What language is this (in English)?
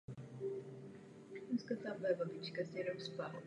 Czech